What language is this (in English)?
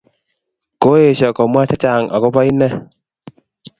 Kalenjin